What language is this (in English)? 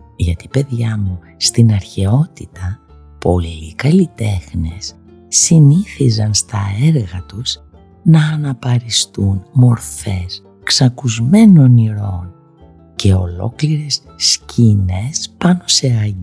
Greek